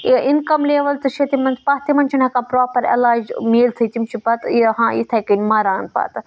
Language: Kashmiri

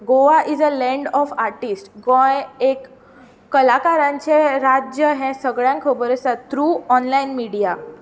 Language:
Konkani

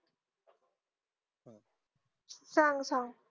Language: Marathi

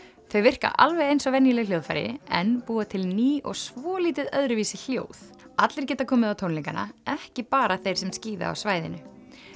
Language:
Icelandic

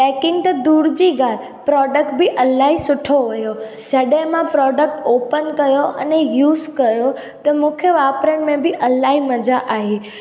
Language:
Sindhi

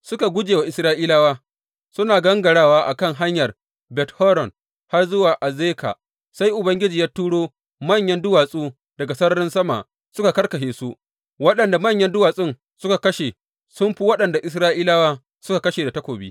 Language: Hausa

